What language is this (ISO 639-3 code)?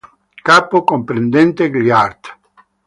ita